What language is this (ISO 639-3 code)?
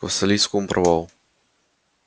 rus